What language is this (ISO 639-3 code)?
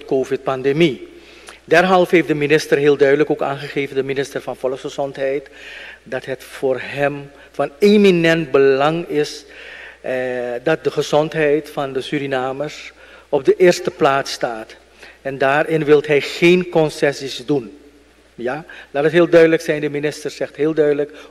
nld